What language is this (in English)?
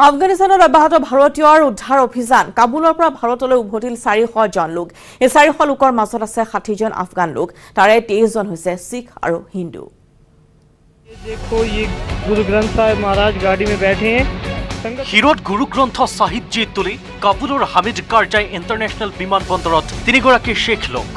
Hindi